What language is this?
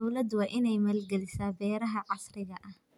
Somali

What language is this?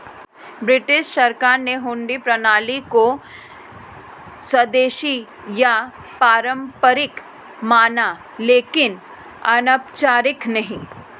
Hindi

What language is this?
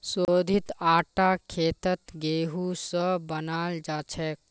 Magahi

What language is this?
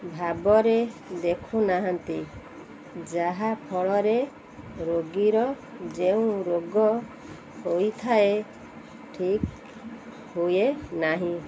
Odia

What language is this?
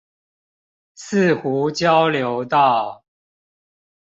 Chinese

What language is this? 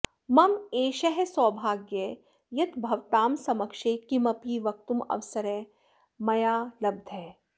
Sanskrit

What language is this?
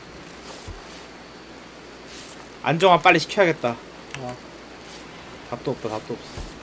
Korean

